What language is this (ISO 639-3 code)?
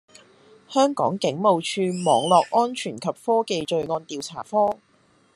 yue